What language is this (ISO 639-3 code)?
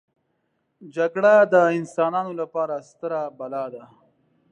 pus